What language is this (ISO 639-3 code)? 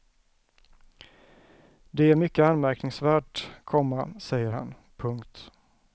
swe